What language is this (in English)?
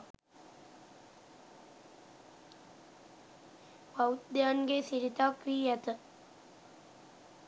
Sinhala